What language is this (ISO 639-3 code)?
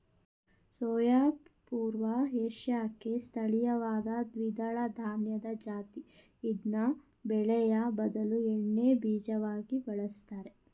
kan